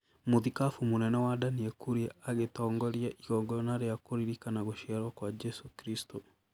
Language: Kikuyu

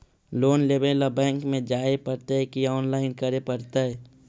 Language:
Magahi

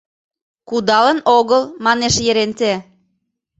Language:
Mari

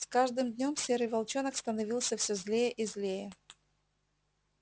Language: Russian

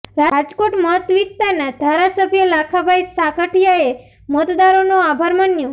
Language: Gujarati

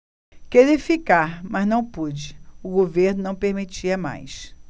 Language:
Portuguese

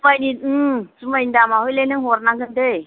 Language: Bodo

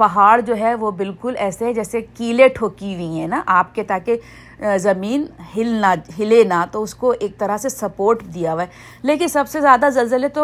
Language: Urdu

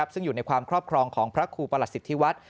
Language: Thai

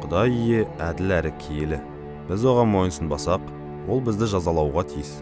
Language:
Turkish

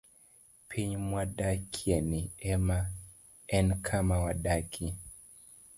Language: Luo (Kenya and Tanzania)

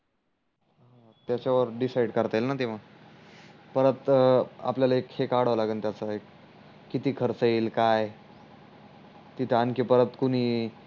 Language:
Marathi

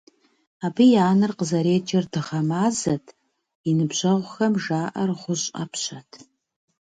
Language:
Kabardian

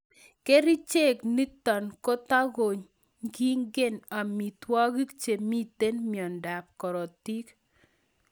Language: Kalenjin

